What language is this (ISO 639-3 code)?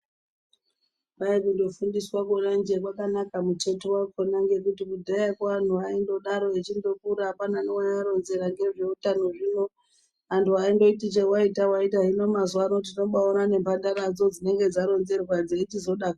ndc